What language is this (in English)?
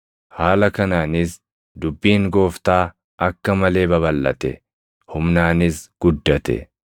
Oromo